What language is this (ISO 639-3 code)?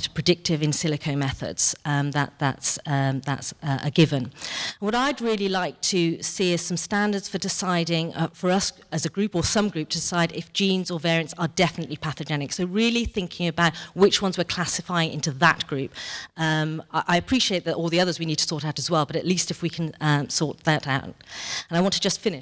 eng